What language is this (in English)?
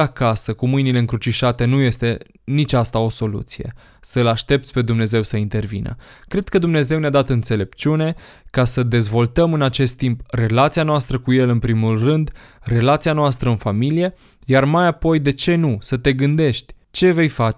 Romanian